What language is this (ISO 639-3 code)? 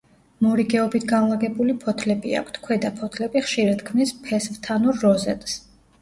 kat